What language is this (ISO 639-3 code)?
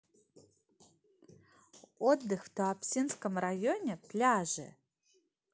rus